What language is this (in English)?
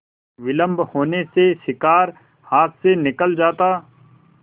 Hindi